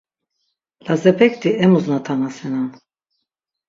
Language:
Laz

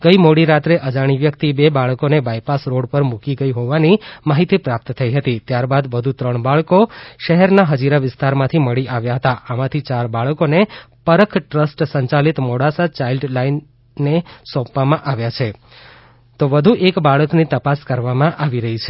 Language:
Gujarati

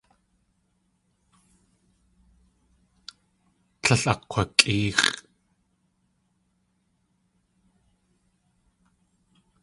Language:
Tlingit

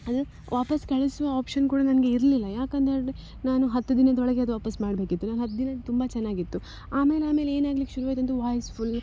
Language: Kannada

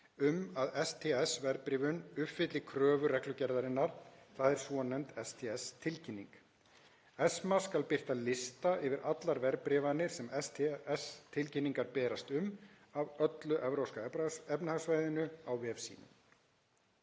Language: Icelandic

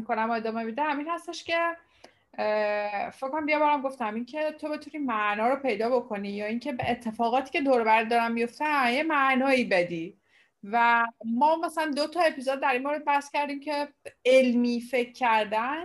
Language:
Persian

